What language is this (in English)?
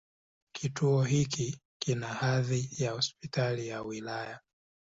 Swahili